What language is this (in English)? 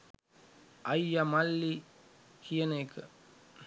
Sinhala